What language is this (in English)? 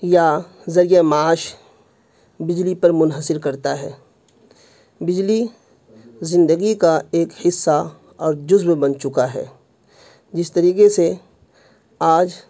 Urdu